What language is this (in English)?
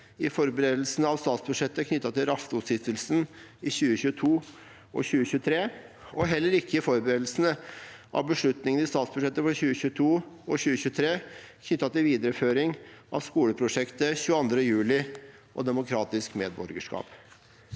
Norwegian